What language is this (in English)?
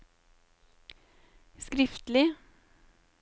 Norwegian